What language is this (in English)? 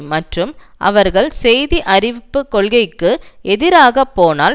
Tamil